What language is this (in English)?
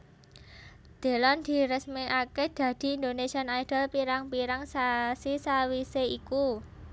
Javanese